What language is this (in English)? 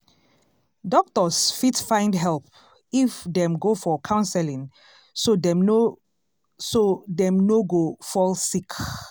Nigerian Pidgin